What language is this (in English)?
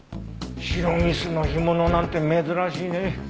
Japanese